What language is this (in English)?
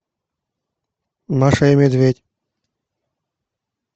Russian